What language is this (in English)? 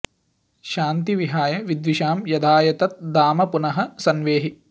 Sanskrit